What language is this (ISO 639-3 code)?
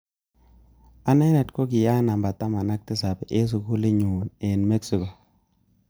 kln